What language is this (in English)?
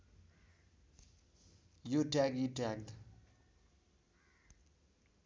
Nepali